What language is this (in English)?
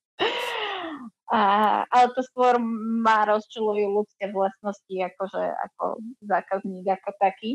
Slovak